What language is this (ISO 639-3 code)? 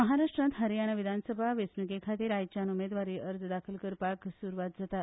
kok